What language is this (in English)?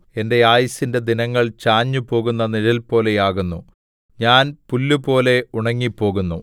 Malayalam